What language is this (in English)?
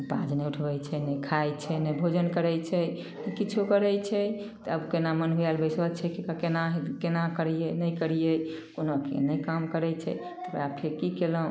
Maithili